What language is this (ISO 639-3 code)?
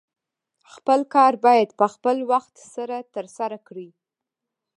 pus